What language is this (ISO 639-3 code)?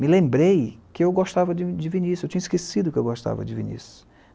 por